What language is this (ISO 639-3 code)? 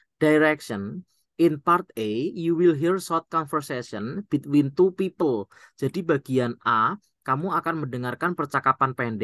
ind